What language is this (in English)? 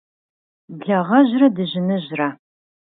Kabardian